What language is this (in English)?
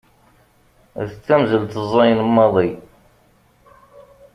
Kabyle